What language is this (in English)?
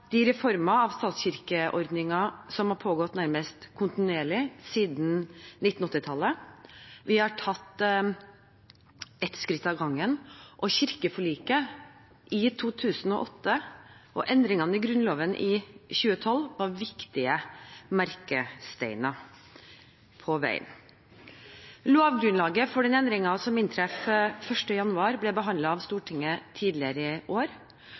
Norwegian Bokmål